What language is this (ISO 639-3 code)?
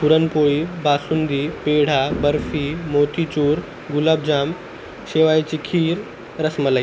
mar